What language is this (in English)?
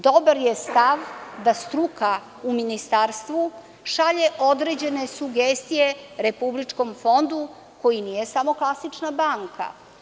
Serbian